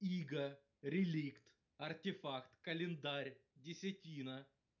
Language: Russian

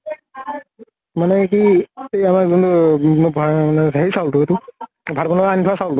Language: Assamese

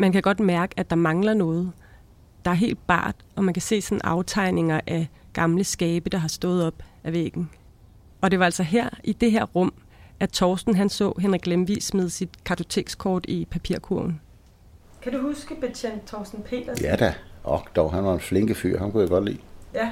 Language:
Danish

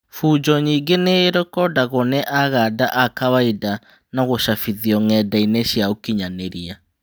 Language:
Kikuyu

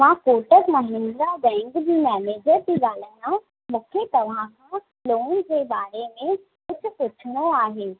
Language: Sindhi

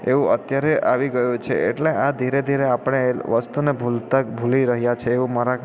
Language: Gujarati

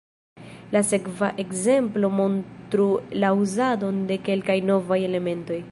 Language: Esperanto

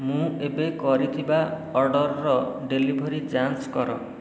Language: Odia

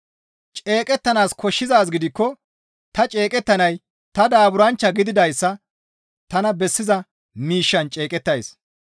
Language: Gamo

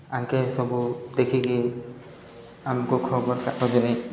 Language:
Odia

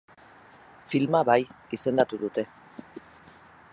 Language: Basque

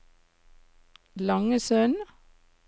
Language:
Norwegian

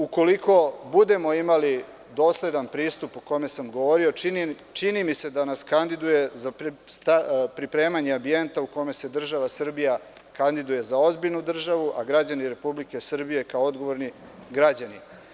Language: Serbian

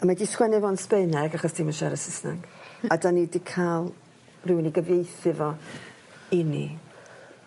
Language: Welsh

